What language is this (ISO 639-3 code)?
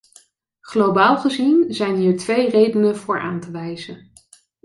nld